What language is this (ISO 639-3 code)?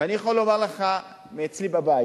heb